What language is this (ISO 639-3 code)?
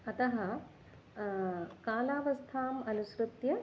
san